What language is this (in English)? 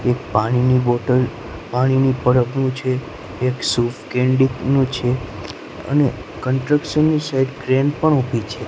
Gujarati